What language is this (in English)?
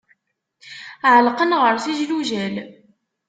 Kabyle